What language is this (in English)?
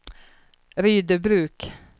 Swedish